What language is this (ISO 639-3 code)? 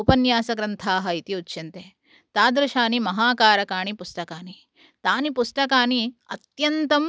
san